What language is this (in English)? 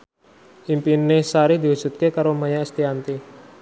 Javanese